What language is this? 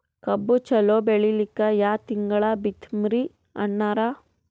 Kannada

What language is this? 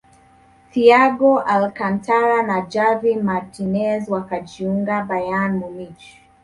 Swahili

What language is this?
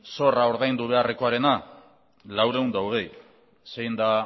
Basque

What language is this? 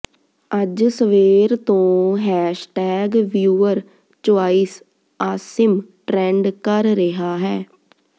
Punjabi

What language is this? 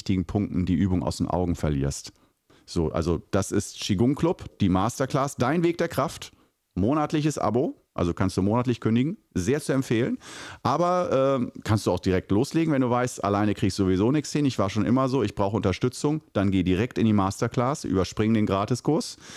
German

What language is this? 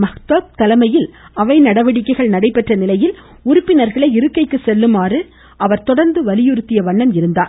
Tamil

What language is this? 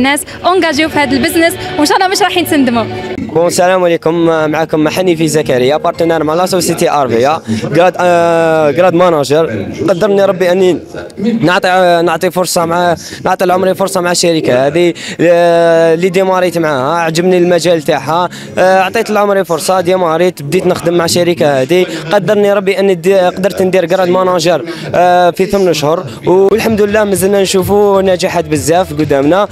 Arabic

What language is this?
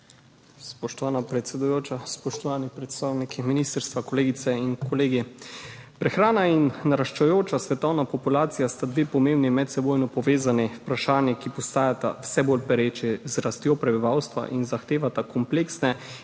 Slovenian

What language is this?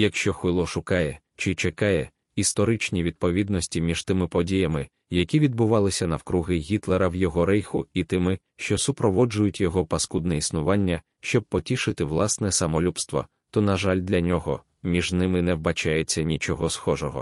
Ukrainian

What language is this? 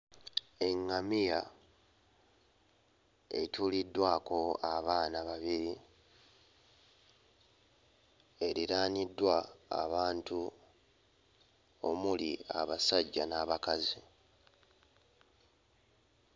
Ganda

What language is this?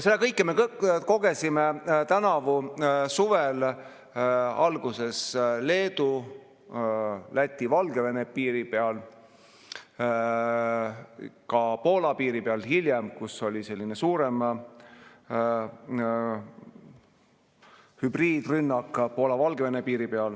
Estonian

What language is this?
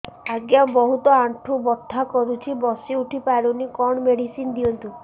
Odia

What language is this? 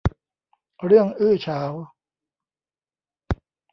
Thai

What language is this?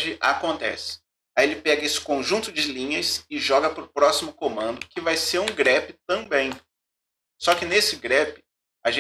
Portuguese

